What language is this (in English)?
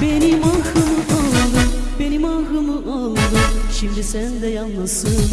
Turkish